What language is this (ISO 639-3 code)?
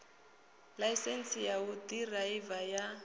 ven